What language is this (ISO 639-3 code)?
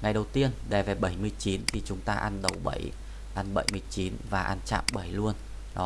vie